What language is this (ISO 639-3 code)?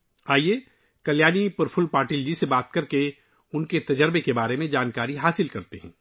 urd